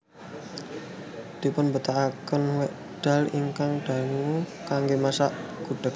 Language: Javanese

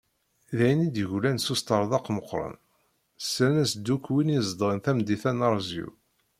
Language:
Kabyle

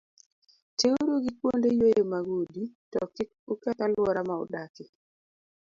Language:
Luo (Kenya and Tanzania)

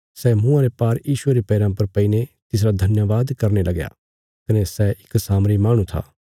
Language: Bilaspuri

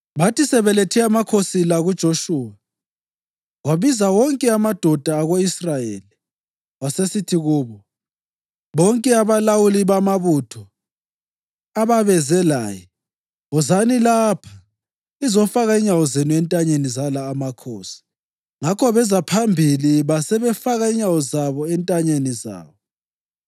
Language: North Ndebele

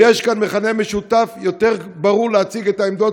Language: Hebrew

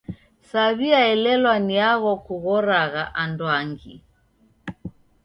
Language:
Taita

